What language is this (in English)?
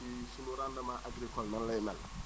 Wolof